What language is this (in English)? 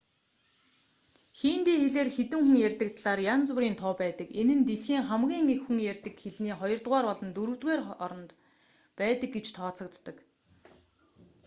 Mongolian